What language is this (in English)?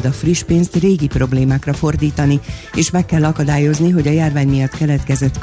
Hungarian